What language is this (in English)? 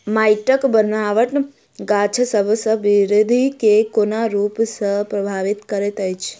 Maithili